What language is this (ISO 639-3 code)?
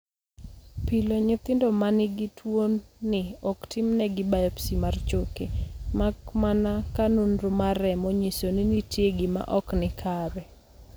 luo